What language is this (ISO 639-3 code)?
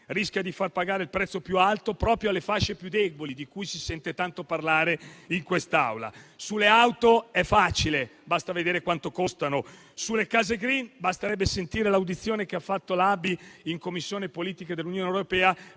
ita